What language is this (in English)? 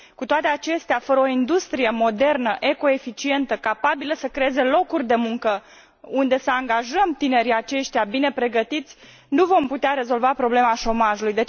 Romanian